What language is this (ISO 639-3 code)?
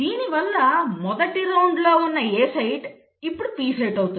tel